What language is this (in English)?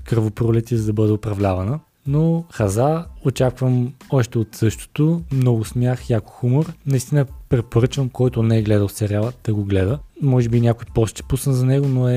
Bulgarian